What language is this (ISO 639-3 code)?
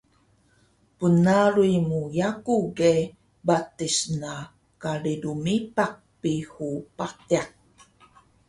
trv